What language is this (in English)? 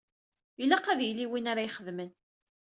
Kabyle